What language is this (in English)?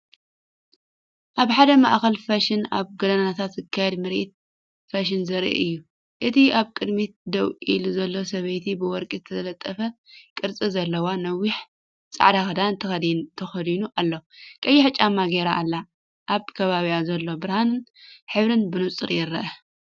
Tigrinya